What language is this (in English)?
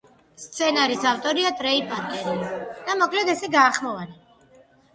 Georgian